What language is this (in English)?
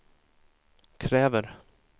Swedish